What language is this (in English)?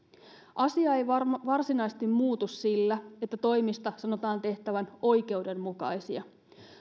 Finnish